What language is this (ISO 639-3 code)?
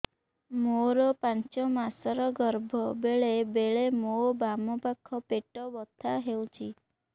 ori